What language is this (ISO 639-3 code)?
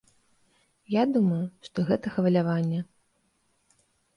bel